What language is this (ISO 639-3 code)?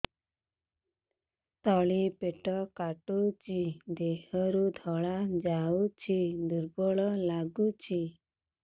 ori